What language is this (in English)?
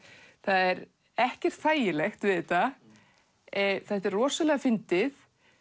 Icelandic